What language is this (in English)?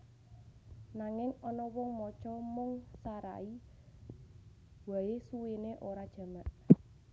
Javanese